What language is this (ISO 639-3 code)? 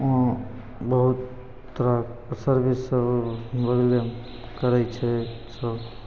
mai